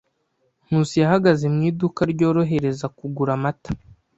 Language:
Kinyarwanda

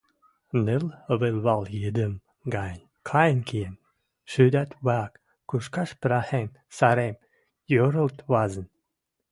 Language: Western Mari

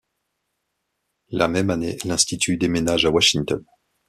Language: French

